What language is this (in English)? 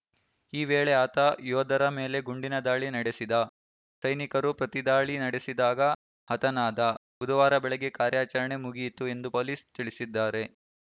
Kannada